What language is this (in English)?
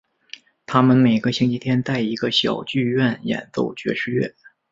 Chinese